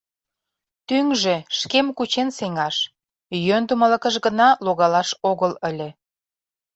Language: Mari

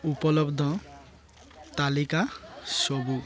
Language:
Odia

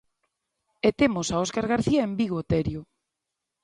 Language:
Galician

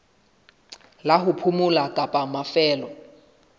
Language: Southern Sotho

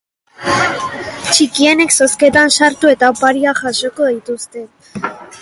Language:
Basque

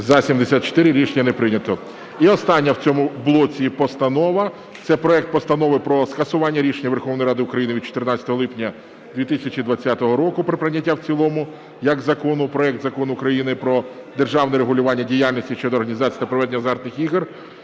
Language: Ukrainian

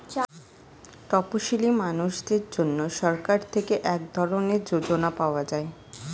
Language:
Bangla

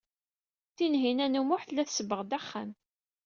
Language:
Kabyle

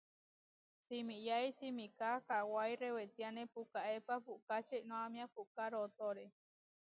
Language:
Huarijio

